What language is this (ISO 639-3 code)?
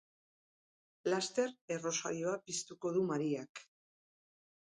eus